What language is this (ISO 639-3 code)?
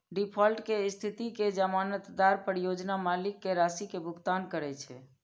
mai